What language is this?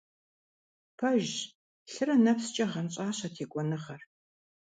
Kabardian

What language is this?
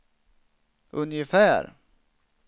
Swedish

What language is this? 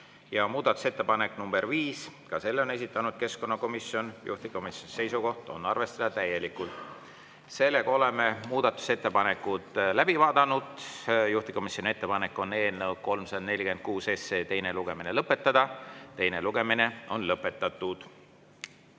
Estonian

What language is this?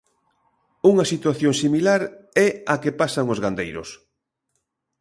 Galician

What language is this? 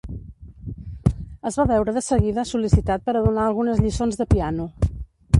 Catalan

